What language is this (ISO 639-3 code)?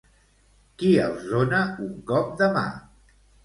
cat